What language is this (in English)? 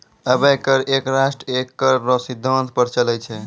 Maithili